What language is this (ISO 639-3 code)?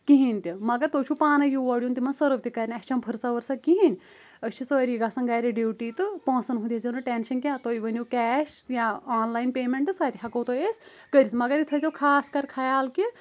kas